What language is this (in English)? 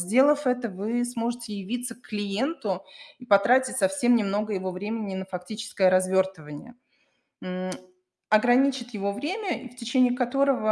Russian